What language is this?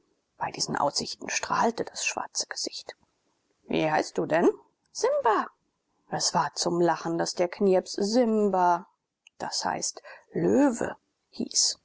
German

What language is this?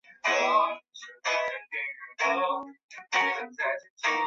Chinese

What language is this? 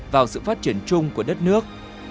Vietnamese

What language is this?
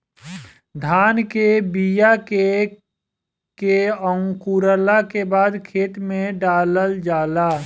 Bhojpuri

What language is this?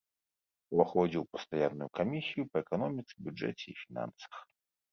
Belarusian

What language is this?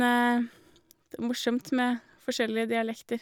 Norwegian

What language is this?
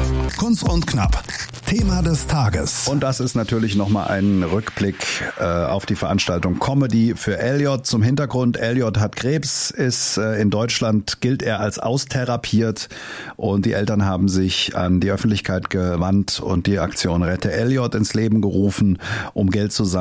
German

